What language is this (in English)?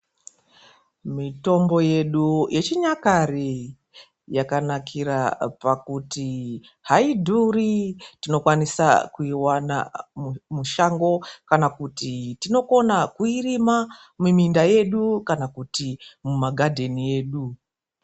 Ndau